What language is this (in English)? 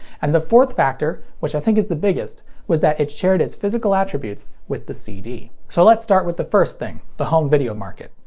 English